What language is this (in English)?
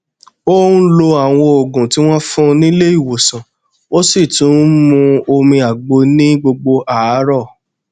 Yoruba